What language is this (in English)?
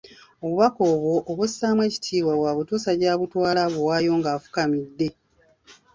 Ganda